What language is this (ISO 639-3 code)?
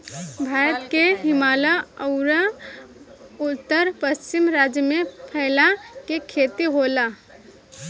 bho